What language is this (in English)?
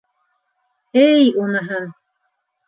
Bashkir